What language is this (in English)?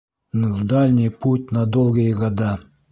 Bashkir